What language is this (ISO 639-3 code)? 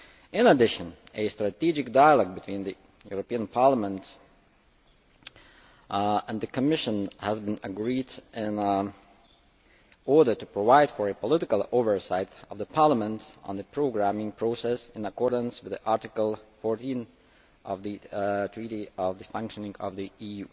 eng